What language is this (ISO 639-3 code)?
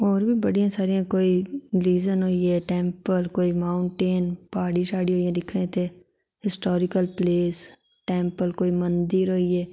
doi